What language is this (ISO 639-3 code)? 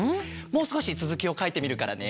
jpn